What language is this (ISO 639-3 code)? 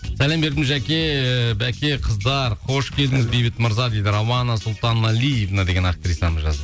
kaz